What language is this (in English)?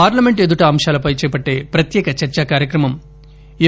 Telugu